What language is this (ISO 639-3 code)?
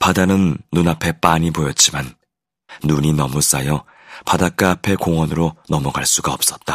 kor